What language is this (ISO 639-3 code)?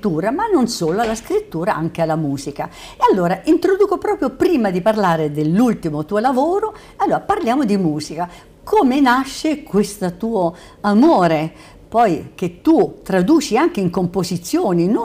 ita